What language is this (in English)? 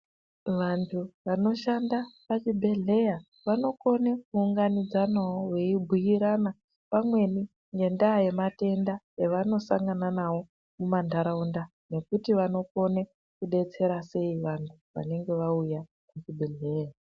Ndau